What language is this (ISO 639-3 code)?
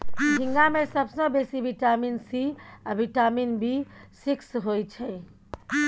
mai